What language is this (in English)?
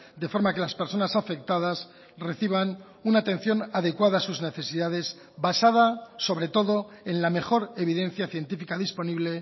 Spanish